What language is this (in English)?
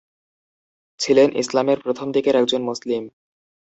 Bangla